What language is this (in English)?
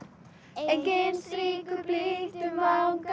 Icelandic